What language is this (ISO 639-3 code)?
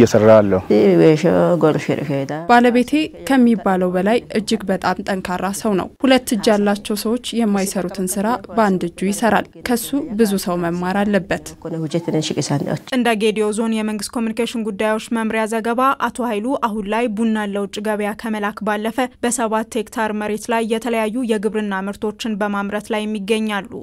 ara